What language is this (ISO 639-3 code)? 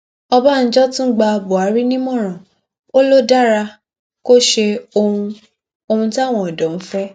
yor